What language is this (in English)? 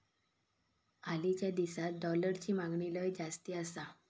Marathi